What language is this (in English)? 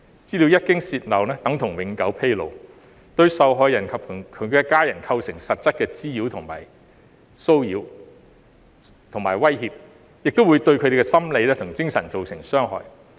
Cantonese